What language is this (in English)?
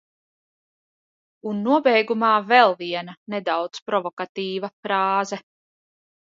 Latvian